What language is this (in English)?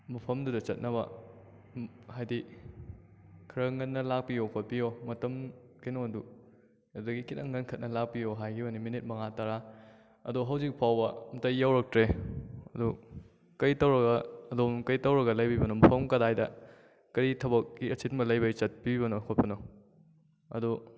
Manipuri